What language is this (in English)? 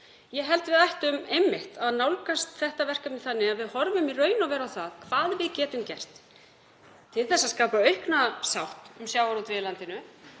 Icelandic